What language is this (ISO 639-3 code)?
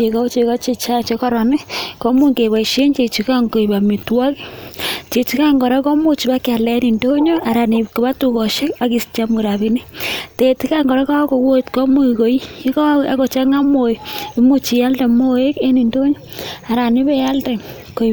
kln